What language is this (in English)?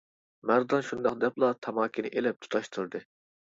Uyghur